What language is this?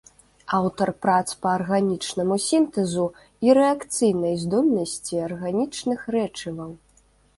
Belarusian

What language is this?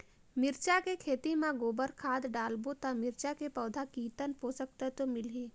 Chhattisgarhi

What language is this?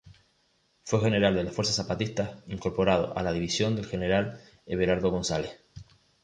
Spanish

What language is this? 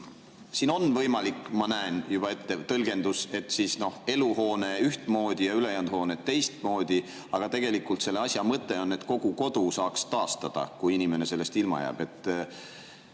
Estonian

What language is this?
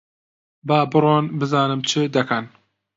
Central Kurdish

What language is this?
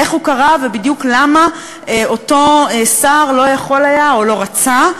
Hebrew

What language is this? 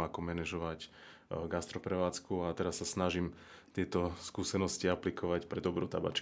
Slovak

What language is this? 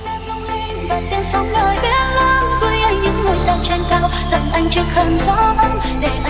Vietnamese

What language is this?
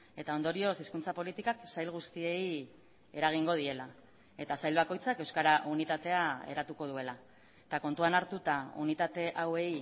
Basque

